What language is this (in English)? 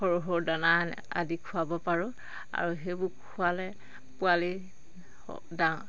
Assamese